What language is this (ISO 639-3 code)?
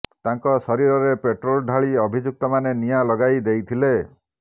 ori